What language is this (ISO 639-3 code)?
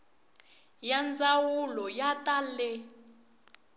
tso